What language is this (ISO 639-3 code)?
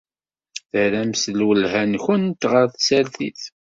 kab